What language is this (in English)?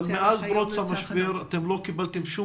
Hebrew